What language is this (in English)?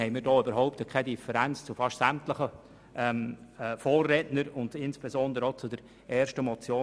Swiss German